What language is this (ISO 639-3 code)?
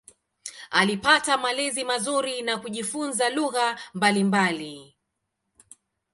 swa